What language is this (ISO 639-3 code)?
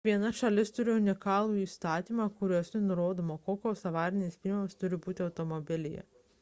lit